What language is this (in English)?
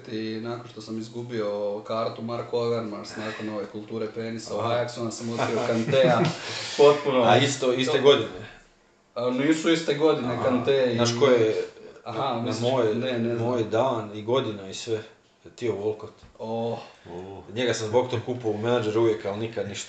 Croatian